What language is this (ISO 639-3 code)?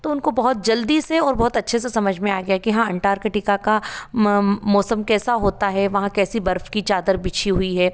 hin